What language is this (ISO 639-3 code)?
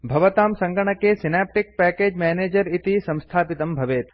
san